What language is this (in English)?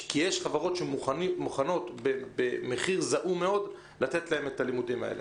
Hebrew